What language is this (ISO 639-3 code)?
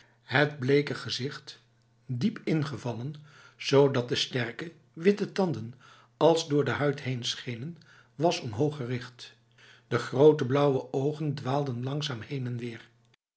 nld